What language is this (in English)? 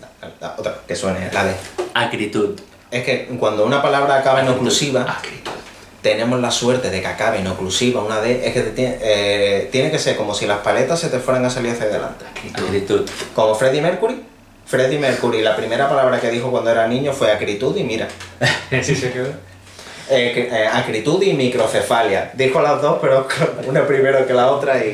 Spanish